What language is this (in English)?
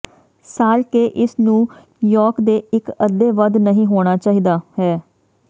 Punjabi